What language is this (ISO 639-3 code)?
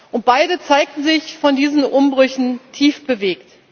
deu